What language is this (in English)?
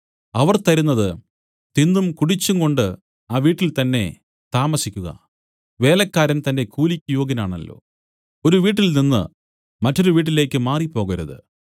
Malayalam